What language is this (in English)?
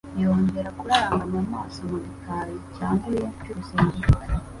Kinyarwanda